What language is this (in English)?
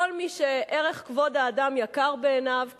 Hebrew